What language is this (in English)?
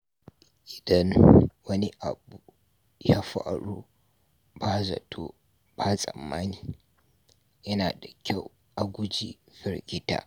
Hausa